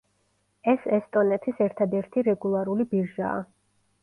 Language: Georgian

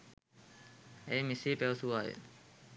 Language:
Sinhala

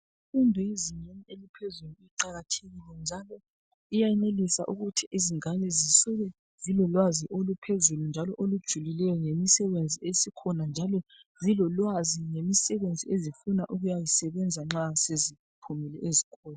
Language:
North Ndebele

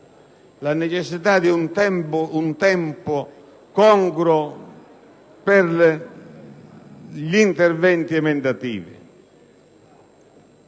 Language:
Italian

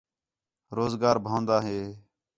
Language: Khetrani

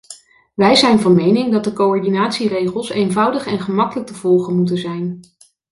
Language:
Dutch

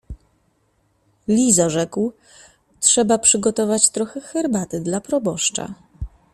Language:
Polish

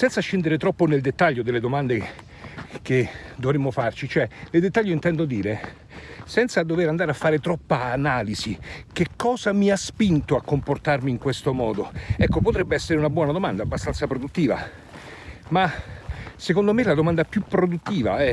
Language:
Italian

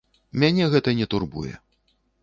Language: Belarusian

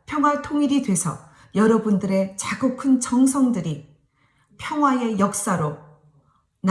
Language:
Korean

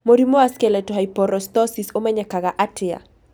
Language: Kikuyu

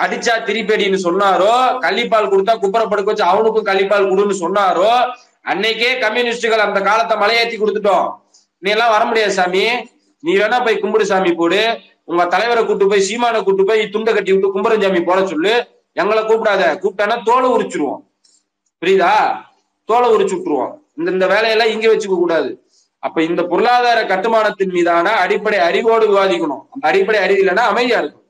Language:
Tamil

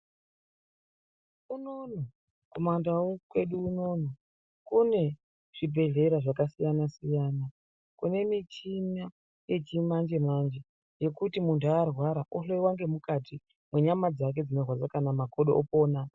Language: Ndau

